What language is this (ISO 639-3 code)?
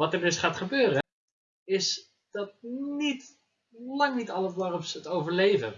nld